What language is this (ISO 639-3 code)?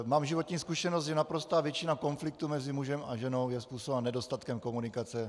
ces